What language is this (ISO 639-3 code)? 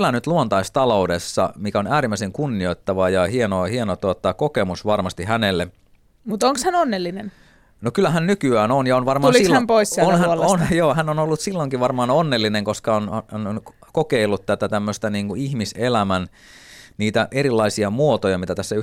fin